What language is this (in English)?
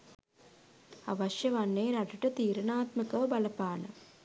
Sinhala